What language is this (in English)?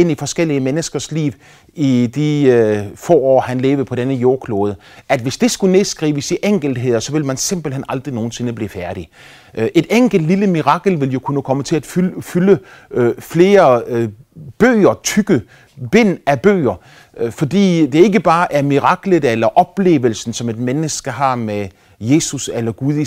Danish